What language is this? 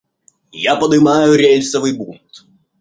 Russian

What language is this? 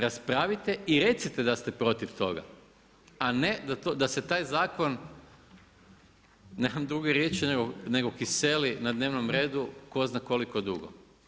Croatian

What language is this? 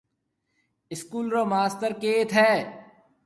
Marwari (Pakistan)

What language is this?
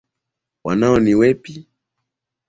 Swahili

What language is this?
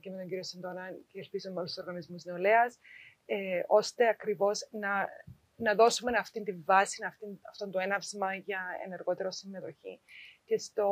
Greek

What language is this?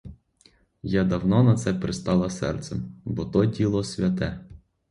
Ukrainian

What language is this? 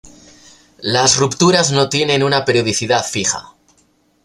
Spanish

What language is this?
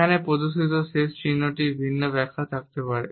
Bangla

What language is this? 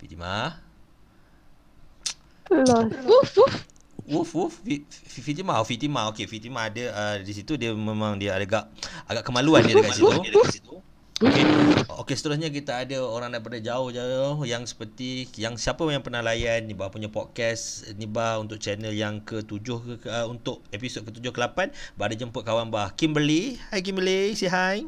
Malay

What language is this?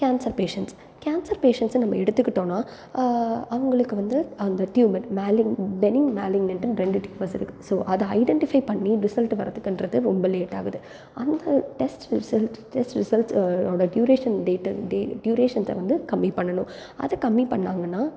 Tamil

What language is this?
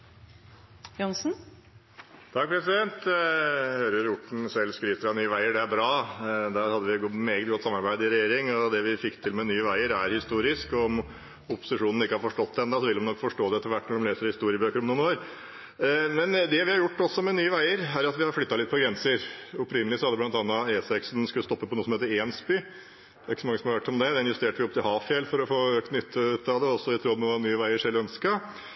Norwegian Bokmål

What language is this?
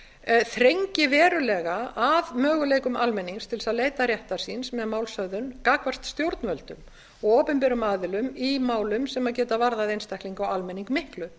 Icelandic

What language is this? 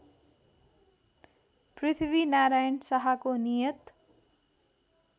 Nepali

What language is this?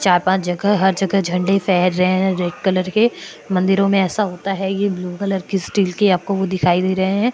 Hindi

